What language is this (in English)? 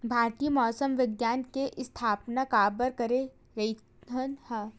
Chhattisgarhi